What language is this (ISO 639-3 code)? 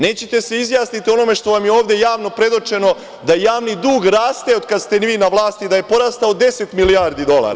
srp